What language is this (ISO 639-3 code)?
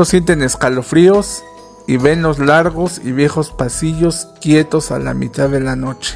spa